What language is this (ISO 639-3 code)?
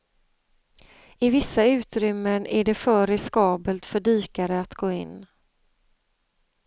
swe